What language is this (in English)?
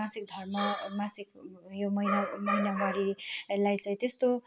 Nepali